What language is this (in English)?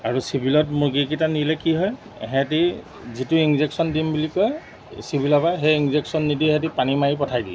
Assamese